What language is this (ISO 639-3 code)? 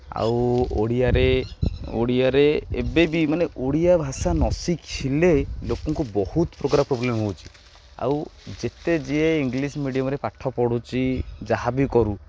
ori